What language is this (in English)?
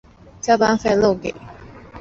Chinese